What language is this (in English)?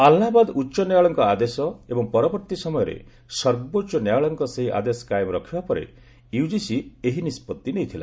Odia